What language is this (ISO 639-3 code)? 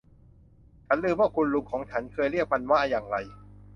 tha